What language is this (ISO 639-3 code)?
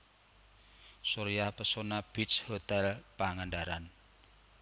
jav